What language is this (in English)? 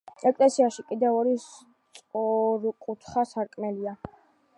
Georgian